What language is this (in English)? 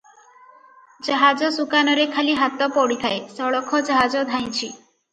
Odia